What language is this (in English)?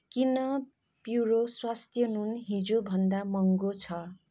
Nepali